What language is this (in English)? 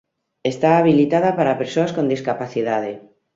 Galician